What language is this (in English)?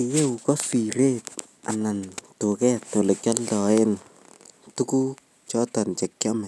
Kalenjin